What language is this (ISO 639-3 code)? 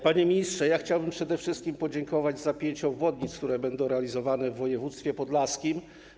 pol